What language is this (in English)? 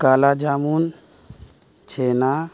Urdu